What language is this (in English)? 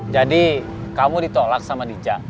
Indonesian